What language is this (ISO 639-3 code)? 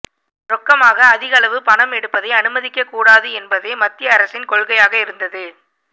tam